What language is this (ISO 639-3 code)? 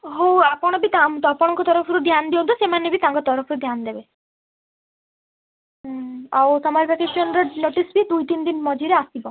ori